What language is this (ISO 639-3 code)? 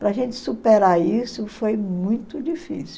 por